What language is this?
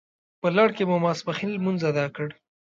Pashto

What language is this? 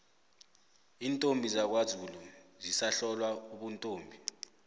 South Ndebele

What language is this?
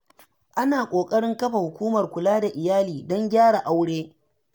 Hausa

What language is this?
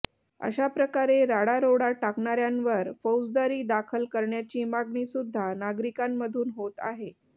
Marathi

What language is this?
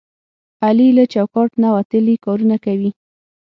Pashto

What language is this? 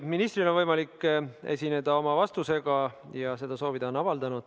Estonian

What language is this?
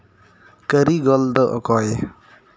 Santali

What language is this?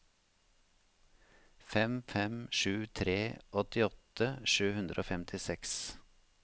Norwegian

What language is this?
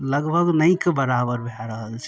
Maithili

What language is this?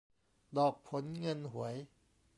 Thai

